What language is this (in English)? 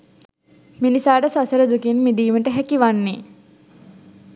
Sinhala